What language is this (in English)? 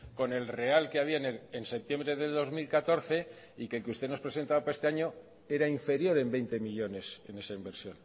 Spanish